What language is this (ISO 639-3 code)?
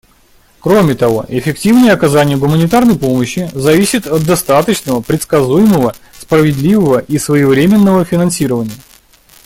rus